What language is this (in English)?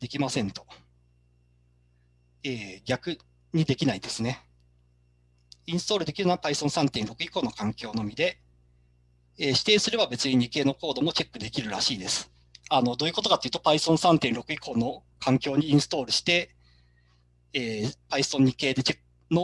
Japanese